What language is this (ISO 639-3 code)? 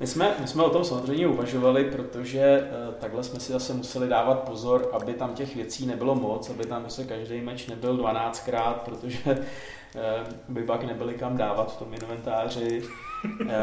ces